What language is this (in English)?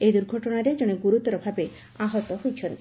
Odia